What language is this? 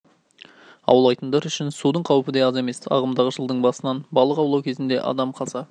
Kazakh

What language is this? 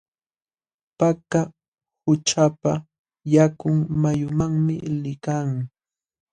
Jauja Wanca Quechua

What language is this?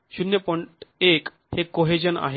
Marathi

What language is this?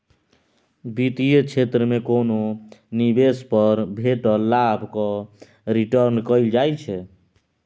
Maithili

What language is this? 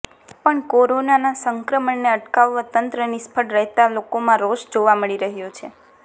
Gujarati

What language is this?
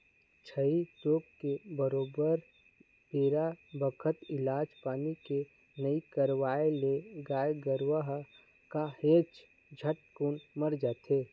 Chhattisgarhi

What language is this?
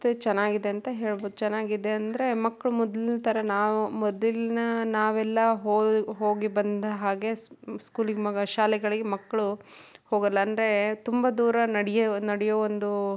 Kannada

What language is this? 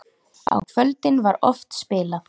Icelandic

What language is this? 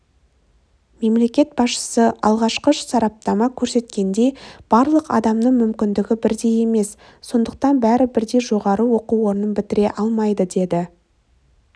Kazakh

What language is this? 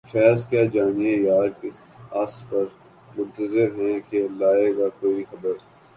Urdu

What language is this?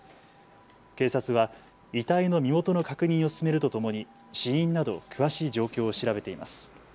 Japanese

